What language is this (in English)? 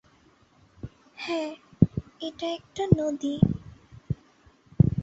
Bangla